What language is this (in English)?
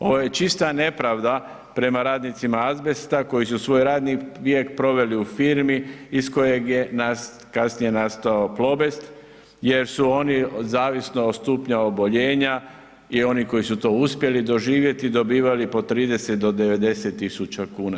Croatian